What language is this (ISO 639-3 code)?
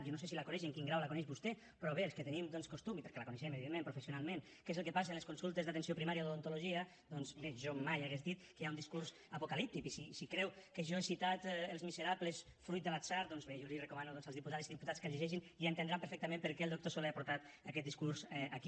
cat